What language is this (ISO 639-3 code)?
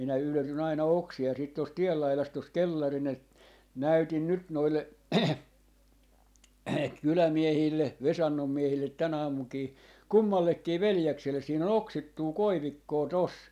fin